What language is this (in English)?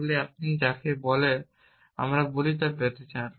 Bangla